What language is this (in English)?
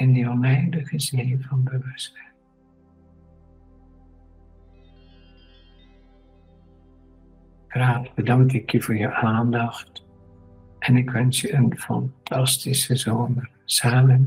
Dutch